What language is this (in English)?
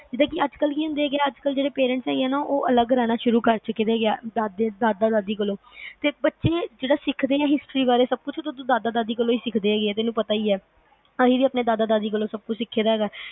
Punjabi